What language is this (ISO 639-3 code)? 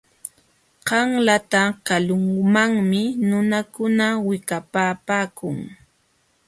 qxw